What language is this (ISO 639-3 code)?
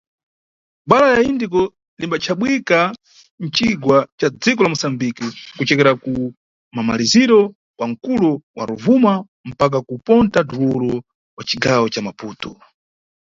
nyu